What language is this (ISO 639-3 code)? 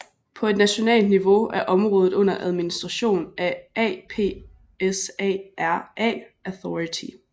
dan